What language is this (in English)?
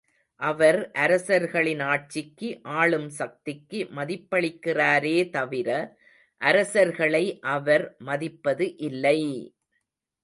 Tamil